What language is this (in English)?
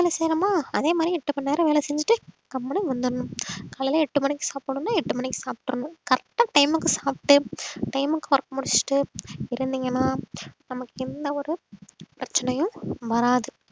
Tamil